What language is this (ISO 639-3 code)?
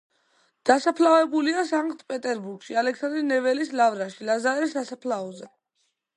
kat